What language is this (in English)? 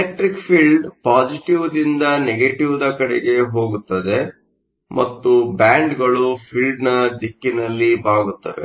Kannada